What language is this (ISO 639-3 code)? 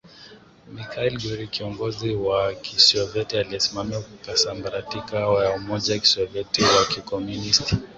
swa